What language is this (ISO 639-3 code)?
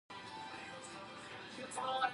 pus